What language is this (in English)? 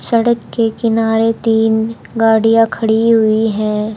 Hindi